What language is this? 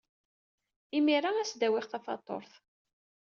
Kabyle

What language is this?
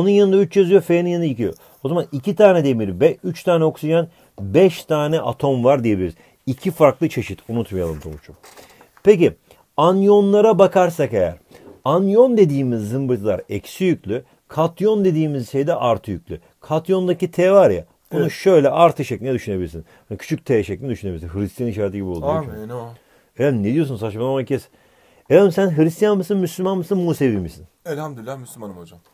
Turkish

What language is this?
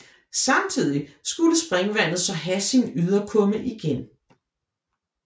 Danish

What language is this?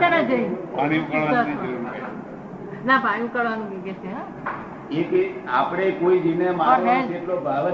Gujarati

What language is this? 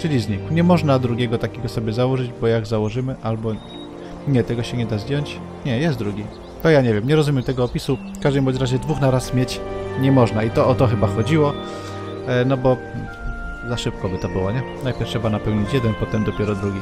Polish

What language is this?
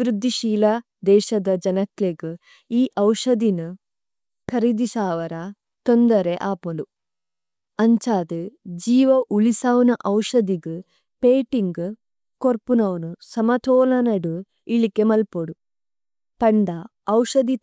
Tulu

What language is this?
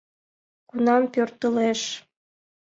Mari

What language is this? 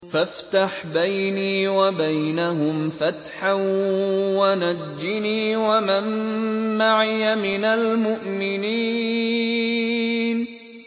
Arabic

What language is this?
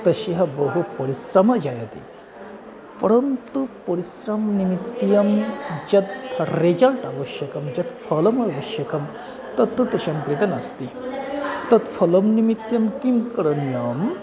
Sanskrit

